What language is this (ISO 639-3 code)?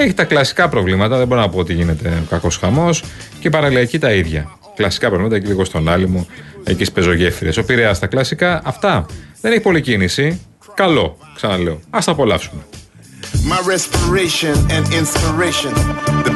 ell